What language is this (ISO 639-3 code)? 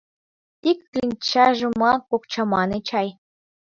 chm